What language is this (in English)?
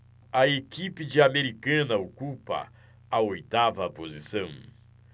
Portuguese